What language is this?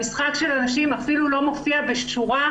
Hebrew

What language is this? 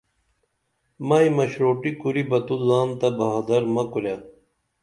Dameli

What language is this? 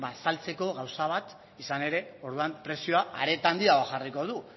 Basque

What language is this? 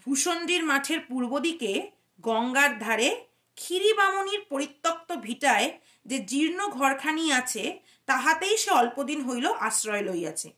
Bangla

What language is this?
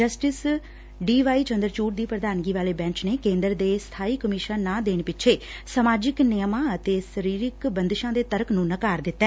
Punjabi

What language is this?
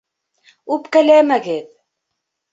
Bashkir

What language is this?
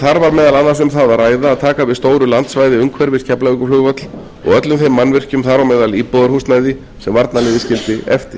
Icelandic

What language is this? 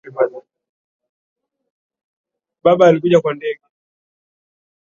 Swahili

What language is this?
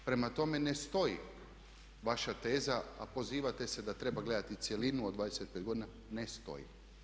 Croatian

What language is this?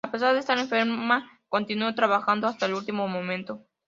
Spanish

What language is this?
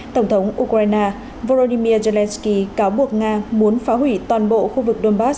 Vietnamese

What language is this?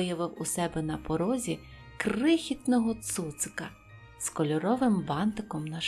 Ukrainian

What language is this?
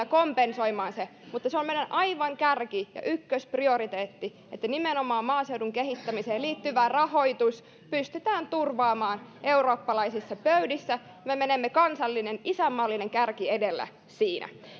Finnish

